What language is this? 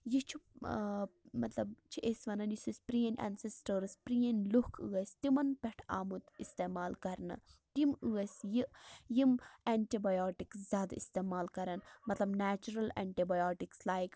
Kashmiri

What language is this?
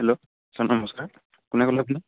Assamese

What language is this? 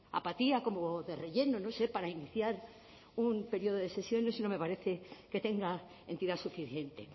Spanish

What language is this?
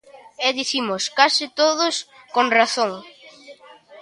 Galician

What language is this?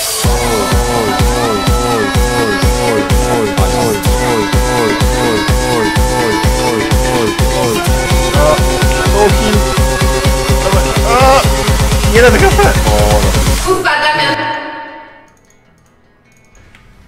Polish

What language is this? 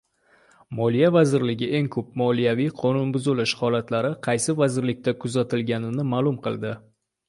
Uzbek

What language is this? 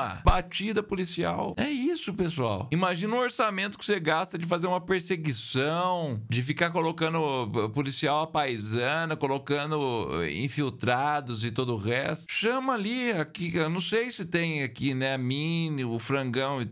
Portuguese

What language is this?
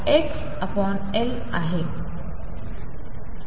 Marathi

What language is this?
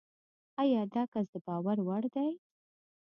Pashto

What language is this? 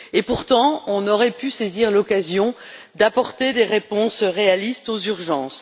French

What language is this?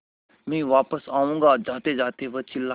Hindi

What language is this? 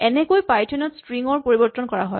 Assamese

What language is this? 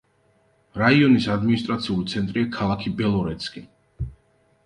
Georgian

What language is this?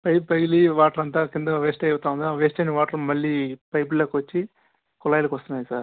Telugu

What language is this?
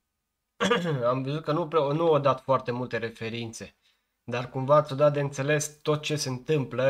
Romanian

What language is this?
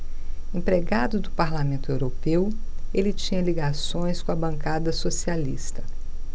Portuguese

